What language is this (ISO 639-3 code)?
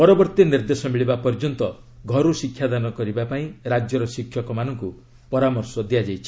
ori